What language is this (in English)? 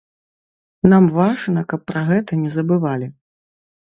Belarusian